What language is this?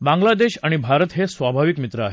Marathi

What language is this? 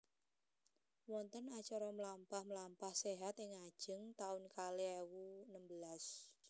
Javanese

